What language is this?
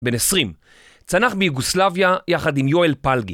Hebrew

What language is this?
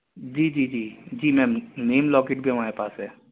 Urdu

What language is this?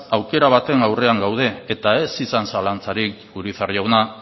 Basque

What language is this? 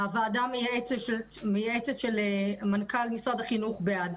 Hebrew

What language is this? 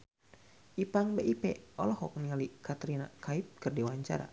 Sundanese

